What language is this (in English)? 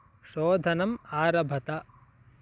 Sanskrit